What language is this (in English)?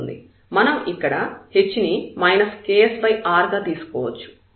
Telugu